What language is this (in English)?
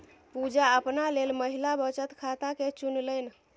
Maithili